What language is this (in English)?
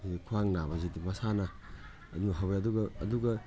Manipuri